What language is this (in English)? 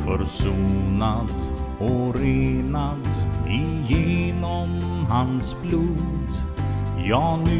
Romanian